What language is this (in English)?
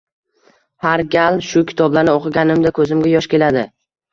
Uzbek